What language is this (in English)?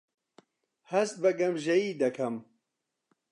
Central Kurdish